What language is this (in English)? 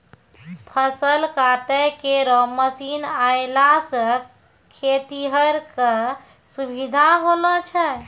Maithili